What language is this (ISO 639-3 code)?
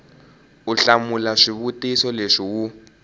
tso